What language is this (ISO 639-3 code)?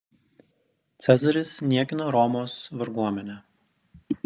lit